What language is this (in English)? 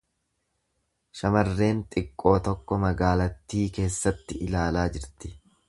Oromo